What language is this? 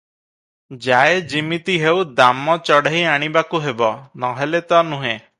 Odia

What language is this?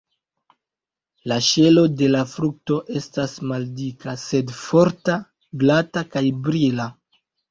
Esperanto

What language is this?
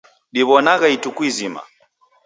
Taita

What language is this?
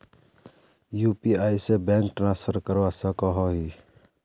Magahi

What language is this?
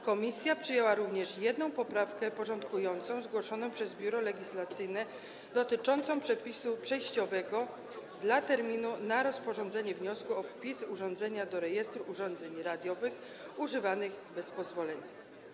Polish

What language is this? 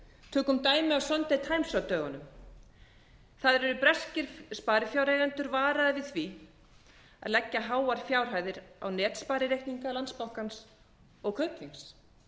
Icelandic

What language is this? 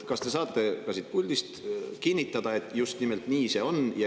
Estonian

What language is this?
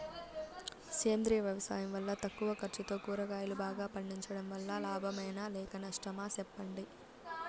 Telugu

